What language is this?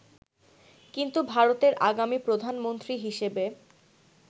Bangla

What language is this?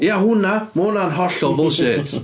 Welsh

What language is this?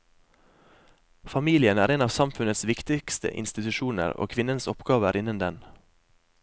Norwegian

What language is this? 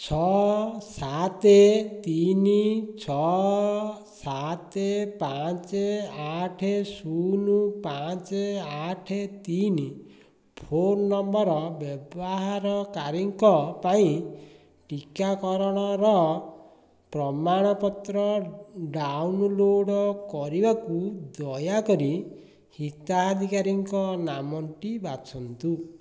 Odia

